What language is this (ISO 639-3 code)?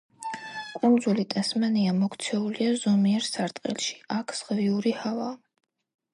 kat